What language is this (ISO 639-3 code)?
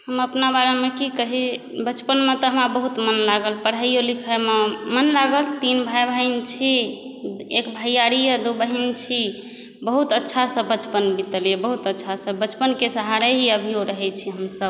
mai